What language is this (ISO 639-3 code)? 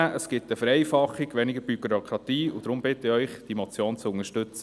gsw